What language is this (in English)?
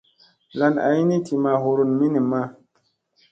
Musey